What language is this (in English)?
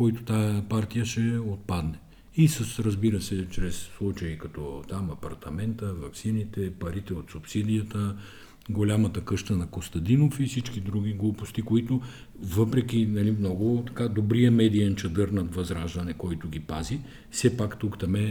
Bulgarian